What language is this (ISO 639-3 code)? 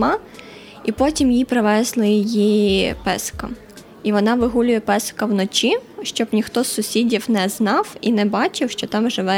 ukr